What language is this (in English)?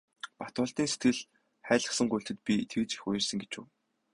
Mongolian